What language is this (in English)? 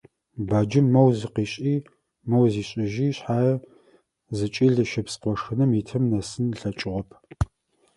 Adyghe